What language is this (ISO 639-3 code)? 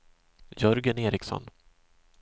swe